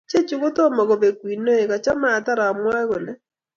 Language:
Kalenjin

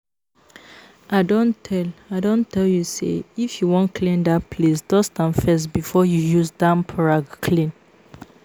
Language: Nigerian Pidgin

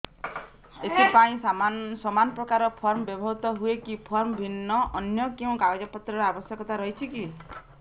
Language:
Odia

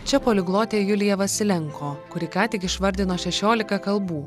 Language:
Lithuanian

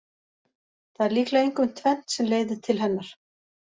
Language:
Icelandic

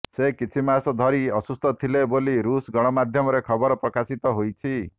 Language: Odia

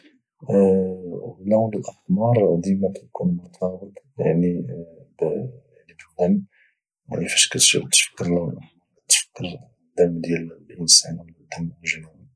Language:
Moroccan Arabic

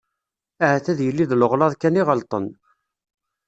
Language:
Kabyle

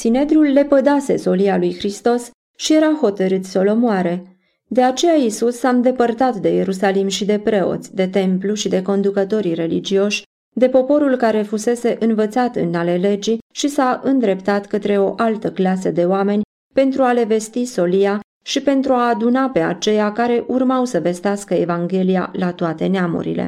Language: Romanian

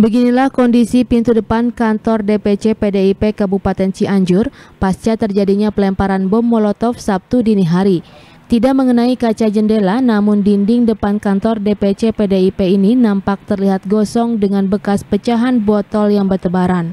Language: Indonesian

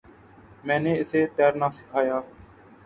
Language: Urdu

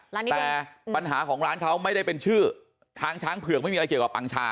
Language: Thai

